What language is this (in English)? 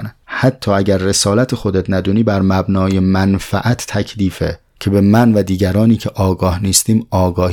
Persian